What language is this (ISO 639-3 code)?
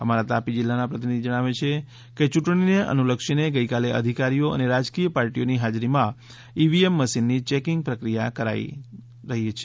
guj